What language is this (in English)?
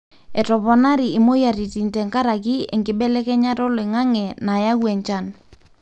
Masai